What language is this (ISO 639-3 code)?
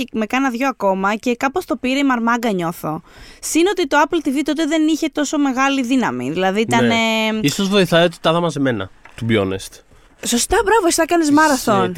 ell